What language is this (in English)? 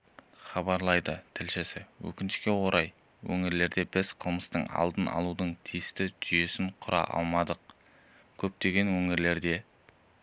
Kazakh